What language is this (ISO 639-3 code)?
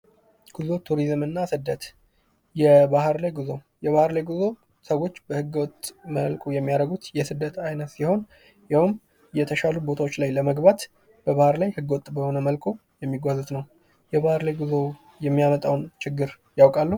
amh